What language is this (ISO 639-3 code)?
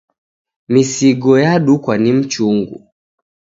dav